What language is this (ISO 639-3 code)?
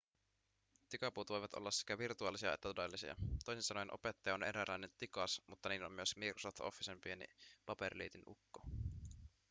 fin